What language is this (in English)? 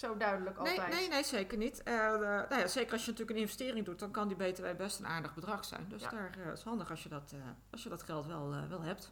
Dutch